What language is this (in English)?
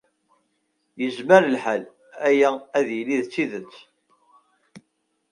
Kabyle